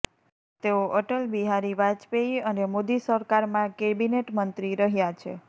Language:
Gujarati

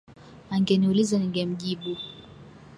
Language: Swahili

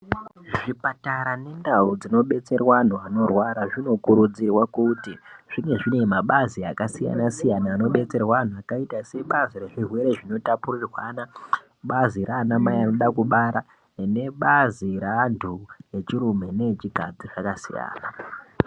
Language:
Ndau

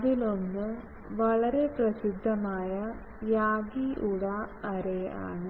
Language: Malayalam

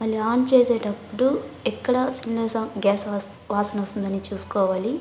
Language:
Telugu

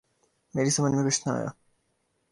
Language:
Urdu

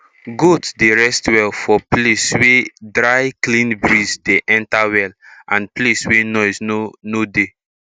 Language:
Nigerian Pidgin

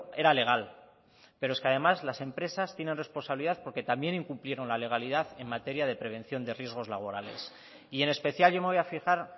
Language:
Spanish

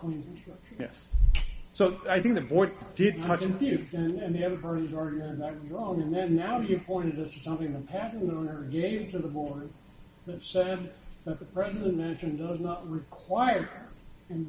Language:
English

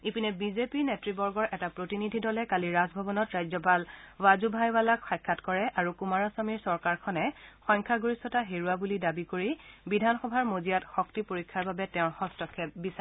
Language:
Assamese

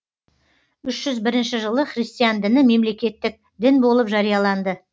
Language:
Kazakh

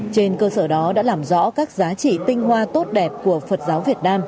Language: Vietnamese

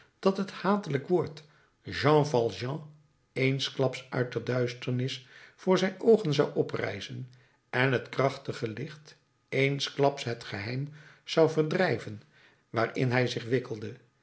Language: Dutch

